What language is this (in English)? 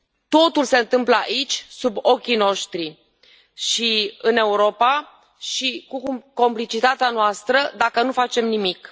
Romanian